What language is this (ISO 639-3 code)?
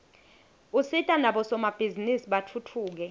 ssw